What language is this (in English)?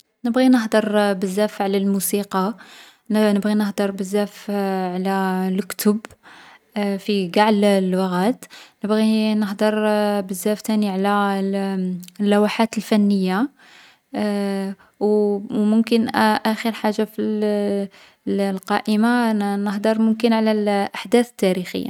Algerian Arabic